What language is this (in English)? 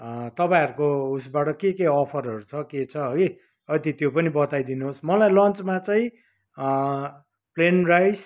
Nepali